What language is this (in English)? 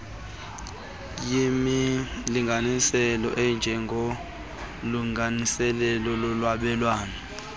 Xhosa